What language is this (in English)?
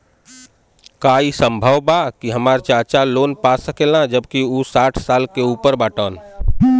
Bhojpuri